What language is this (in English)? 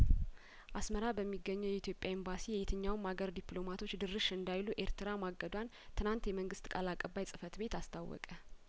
Amharic